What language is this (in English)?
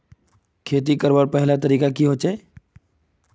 Magahi